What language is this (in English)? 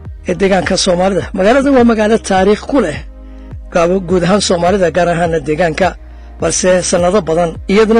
Arabic